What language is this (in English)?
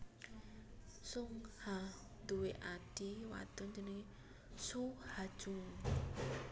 Javanese